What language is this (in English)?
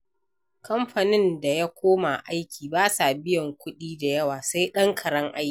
Hausa